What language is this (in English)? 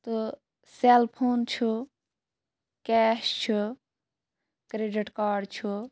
Kashmiri